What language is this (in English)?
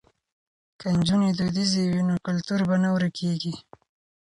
Pashto